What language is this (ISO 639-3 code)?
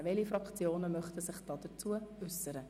gsw